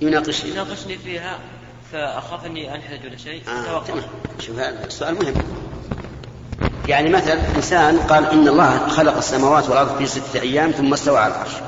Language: Arabic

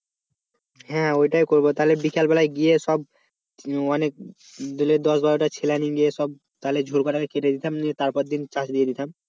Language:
Bangla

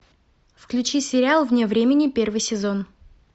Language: Russian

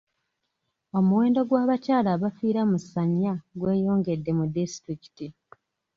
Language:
Ganda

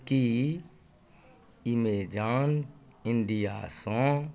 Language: Maithili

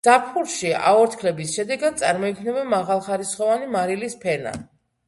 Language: Georgian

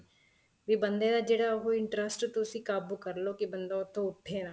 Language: Punjabi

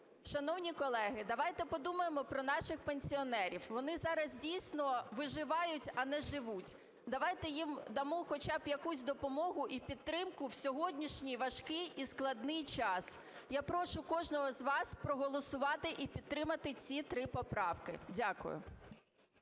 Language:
Ukrainian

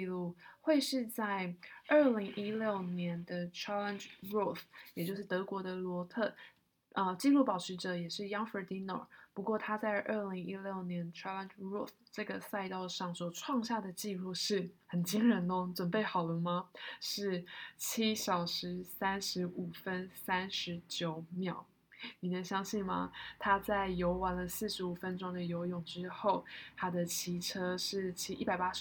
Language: Chinese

